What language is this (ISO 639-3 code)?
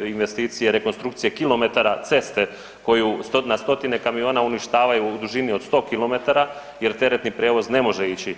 hrv